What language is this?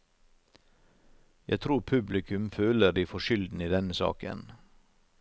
Norwegian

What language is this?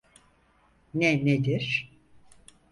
Turkish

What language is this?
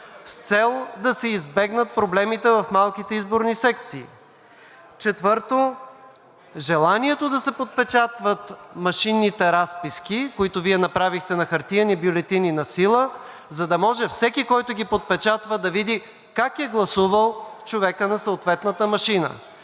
Bulgarian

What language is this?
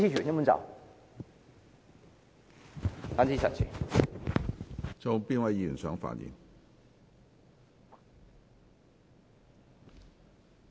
Cantonese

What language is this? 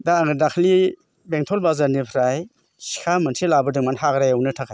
Bodo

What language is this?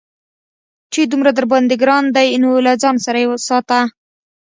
Pashto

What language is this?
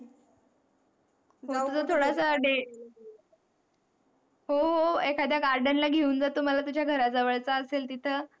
Marathi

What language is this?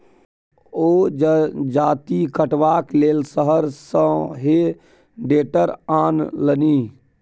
Maithili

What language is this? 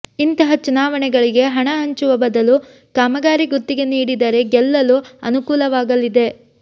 Kannada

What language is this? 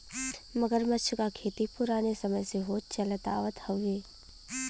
Bhojpuri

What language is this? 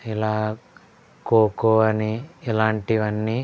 Telugu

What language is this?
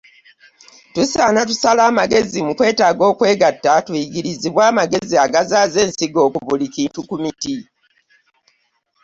Ganda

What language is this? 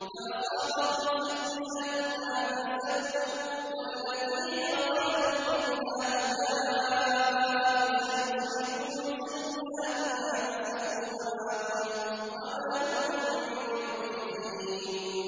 Arabic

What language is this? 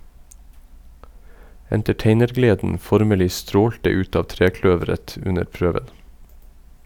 Norwegian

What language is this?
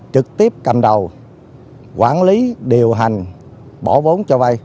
Vietnamese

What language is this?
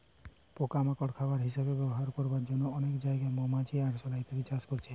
Bangla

